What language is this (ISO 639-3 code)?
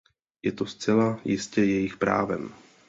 ces